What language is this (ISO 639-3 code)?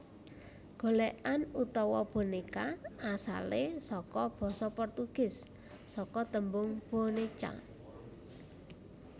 jav